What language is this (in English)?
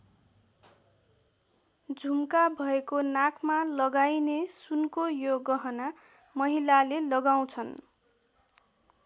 Nepali